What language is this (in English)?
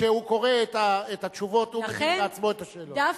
Hebrew